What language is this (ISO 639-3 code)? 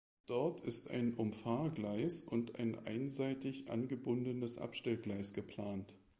deu